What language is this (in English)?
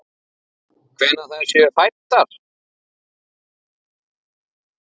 Icelandic